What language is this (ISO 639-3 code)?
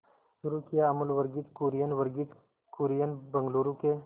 hin